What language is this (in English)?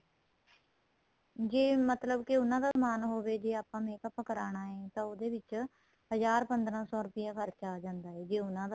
Punjabi